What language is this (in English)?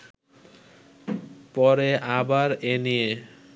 Bangla